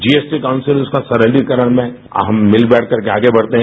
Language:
Hindi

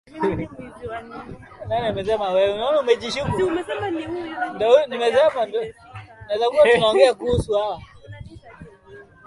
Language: Swahili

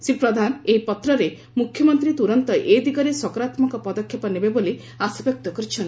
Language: Odia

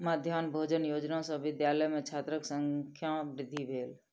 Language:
Maithili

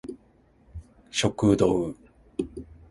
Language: Japanese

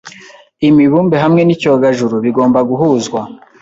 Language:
Kinyarwanda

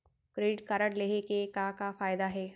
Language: Chhattisgarhi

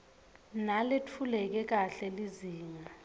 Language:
Swati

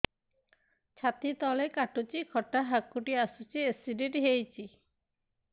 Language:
Odia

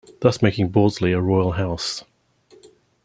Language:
English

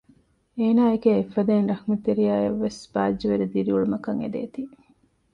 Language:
Divehi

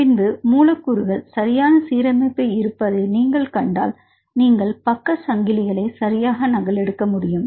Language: Tamil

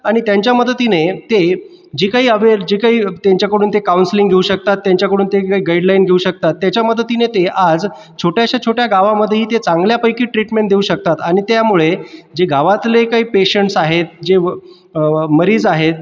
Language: Marathi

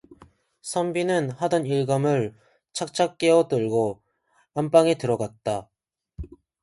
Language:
Korean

